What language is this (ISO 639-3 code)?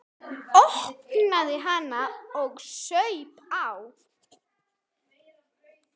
isl